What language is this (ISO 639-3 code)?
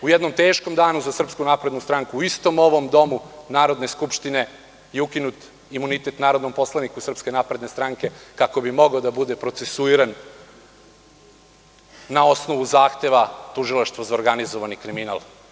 srp